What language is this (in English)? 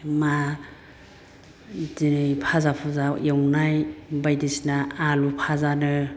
Bodo